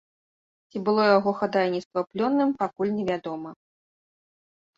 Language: Belarusian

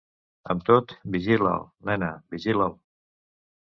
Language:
Catalan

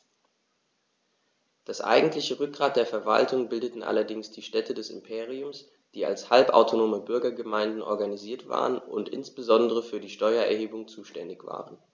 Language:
German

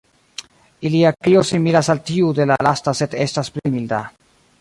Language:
Esperanto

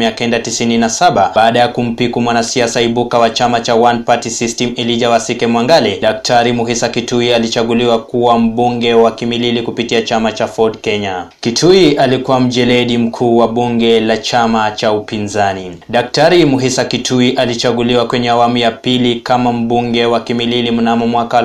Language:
Swahili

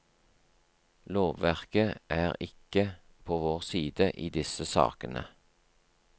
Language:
Norwegian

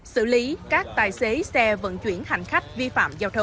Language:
Vietnamese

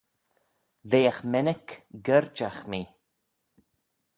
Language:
Manx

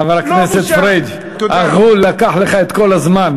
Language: Hebrew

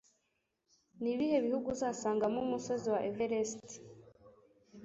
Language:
Kinyarwanda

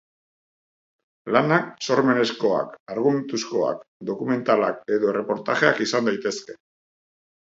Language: Basque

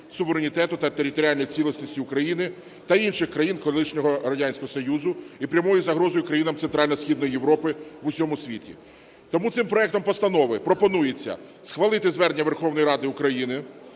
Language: Ukrainian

